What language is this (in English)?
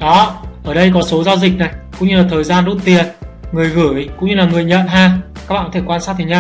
Vietnamese